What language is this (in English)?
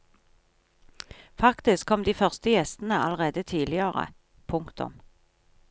Norwegian